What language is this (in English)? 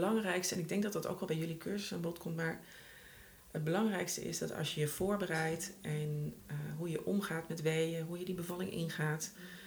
Dutch